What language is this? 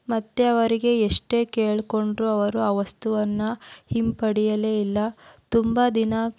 Kannada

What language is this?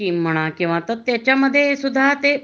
Marathi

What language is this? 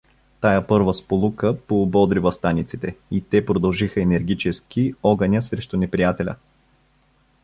Bulgarian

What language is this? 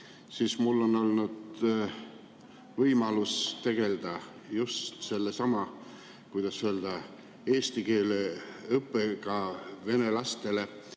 Estonian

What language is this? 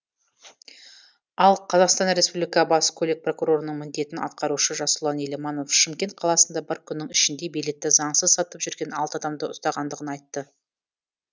Kazakh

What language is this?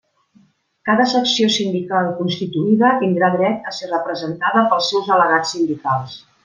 Catalan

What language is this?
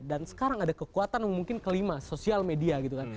Indonesian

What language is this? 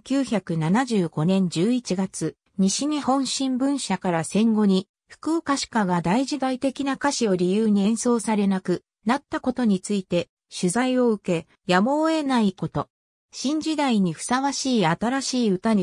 Japanese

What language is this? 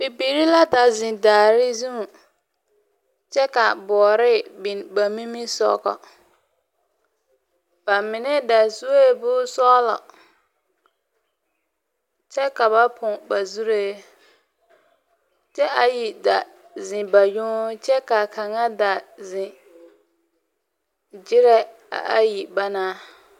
Southern Dagaare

